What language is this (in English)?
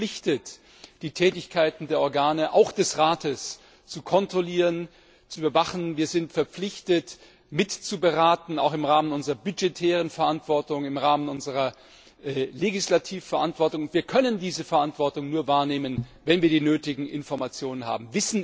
German